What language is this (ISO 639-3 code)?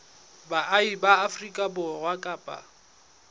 sot